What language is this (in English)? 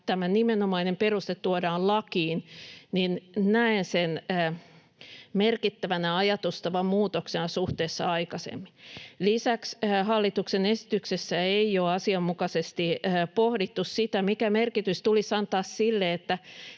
Finnish